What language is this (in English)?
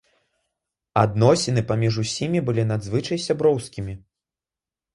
Belarusian